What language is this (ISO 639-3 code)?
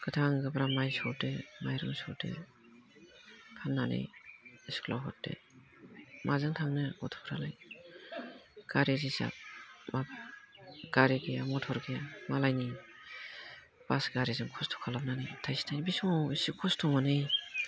brx